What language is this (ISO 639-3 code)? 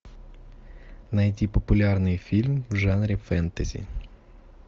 rus